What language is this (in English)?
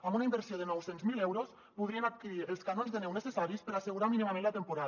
Catalan